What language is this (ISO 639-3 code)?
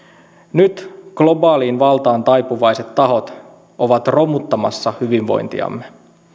fin